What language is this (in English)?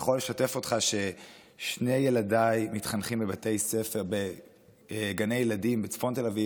Hebrew